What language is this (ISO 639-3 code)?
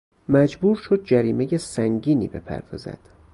fas